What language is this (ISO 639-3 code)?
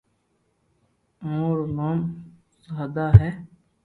lrk